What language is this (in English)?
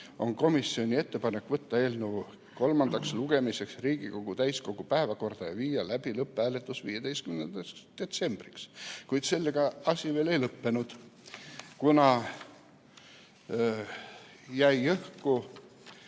Estonian